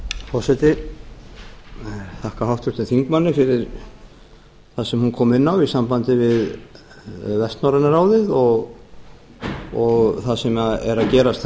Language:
Icelandic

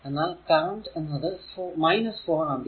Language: Malayalam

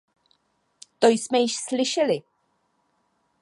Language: Czech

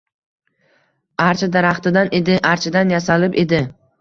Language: Uzbek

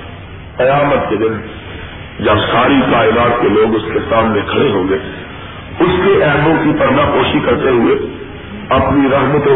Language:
Urdu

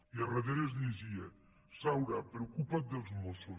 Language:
Catalan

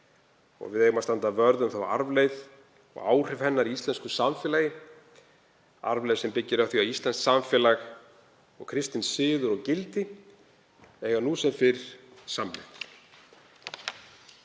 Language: Icelandic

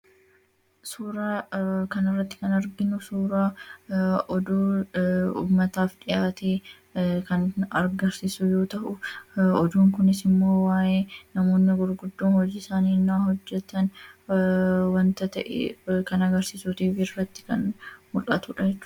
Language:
Oromo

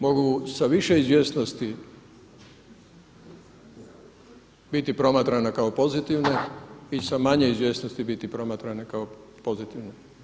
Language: Croatian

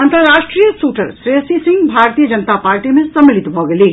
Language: Maithili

